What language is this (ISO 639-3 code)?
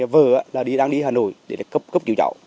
vie